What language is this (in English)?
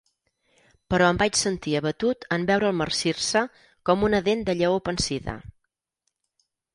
Catalan